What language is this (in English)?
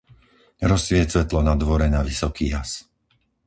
Slovak